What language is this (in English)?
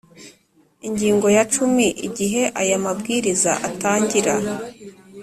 Kinyarwanda